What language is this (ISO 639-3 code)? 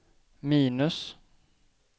swe